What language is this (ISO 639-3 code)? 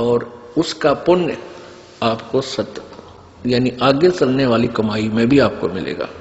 hin